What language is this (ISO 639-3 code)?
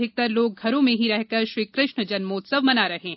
hin